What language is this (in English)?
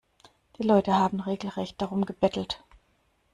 German